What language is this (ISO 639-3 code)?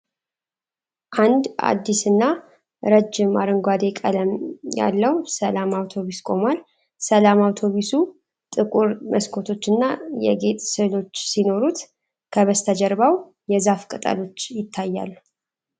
amh